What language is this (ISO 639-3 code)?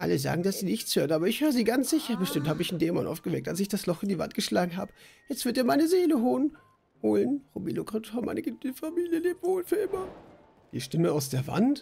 deu